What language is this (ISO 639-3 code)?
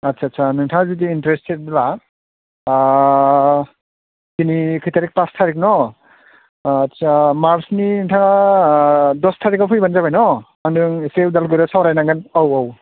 brx